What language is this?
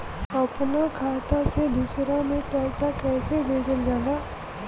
Bhojpuri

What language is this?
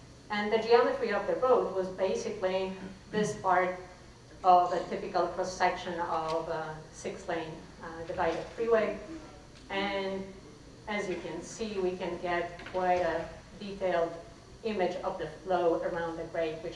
English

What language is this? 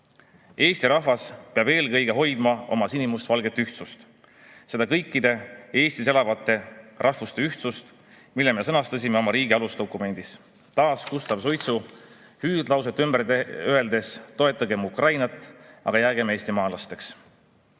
Estonian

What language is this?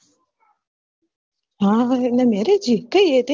Gujarati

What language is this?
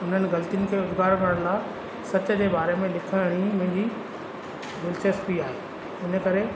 Sindhi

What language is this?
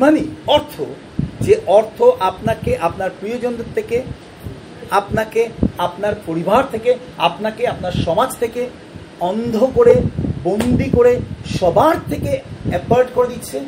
Bangla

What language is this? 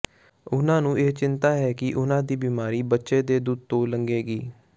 Punjabi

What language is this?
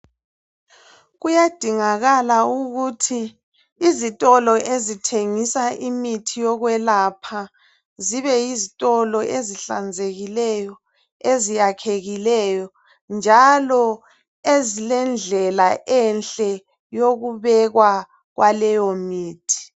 North Ndebele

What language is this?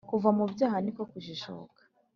Kinyarwanda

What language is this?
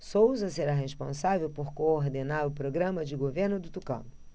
Portuguese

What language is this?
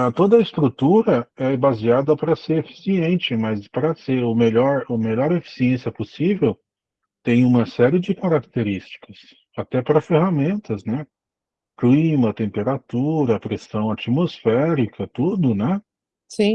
Portuguese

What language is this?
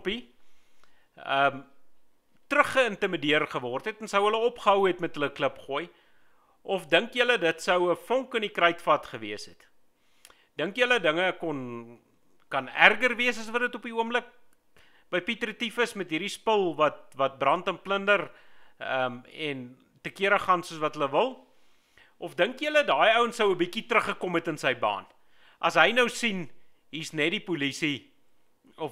Dutch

